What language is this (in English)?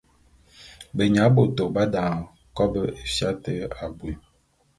Bulu